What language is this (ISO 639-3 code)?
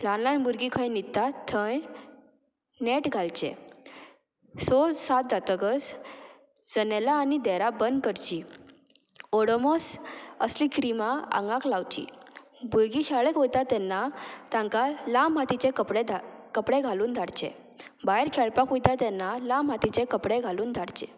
kok